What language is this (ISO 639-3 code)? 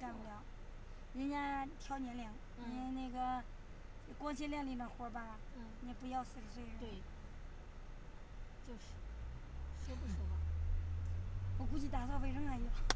zho